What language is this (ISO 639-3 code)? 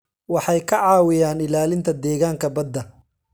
som